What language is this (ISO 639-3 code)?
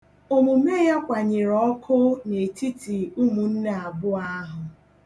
ibo